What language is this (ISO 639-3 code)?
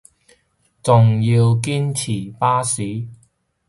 yue